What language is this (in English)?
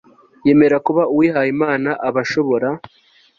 Kinyarwanda